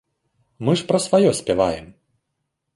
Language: Belarusian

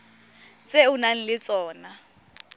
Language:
Tswana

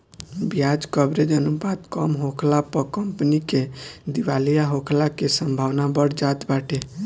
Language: Bhojpuri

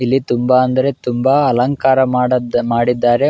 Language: Kannada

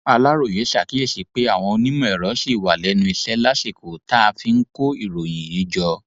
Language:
Yoruba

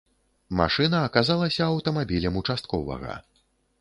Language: Belarusian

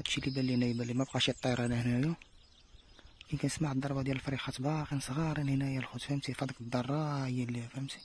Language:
Arabic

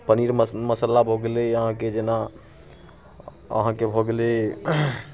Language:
Maithili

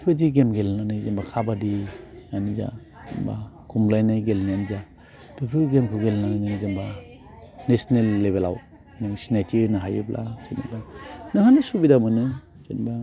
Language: Bodo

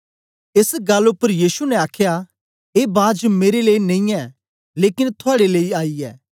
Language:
Dogri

